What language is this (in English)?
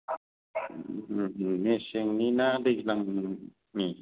Bodo